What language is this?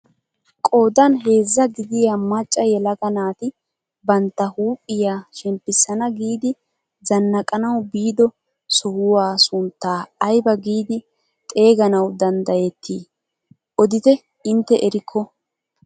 Wolaytta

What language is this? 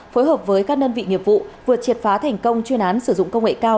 Vietnamese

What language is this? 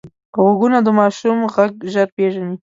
Pashto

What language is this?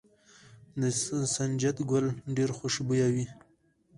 Pashto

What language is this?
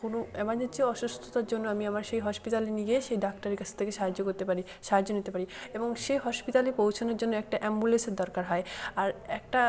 Bangla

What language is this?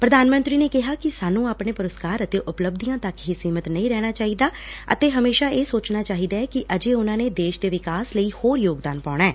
Punjabi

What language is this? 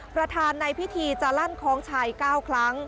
Thai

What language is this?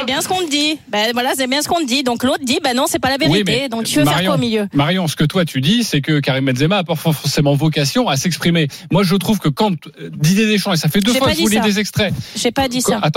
French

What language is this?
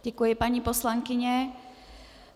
Czech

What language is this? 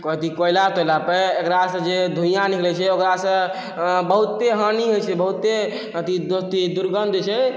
Maithili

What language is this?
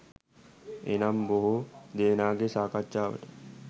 Sinhala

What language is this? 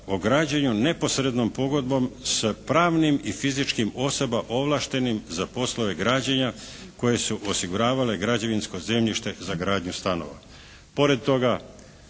Croatian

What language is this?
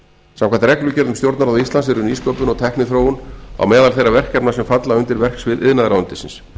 Icelandic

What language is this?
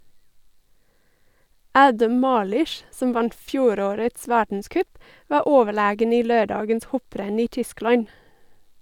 Norwegian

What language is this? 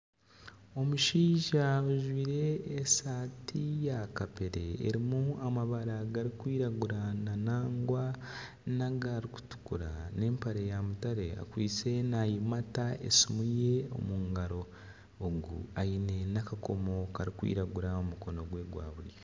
Nyankole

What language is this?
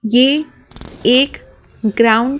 Hindi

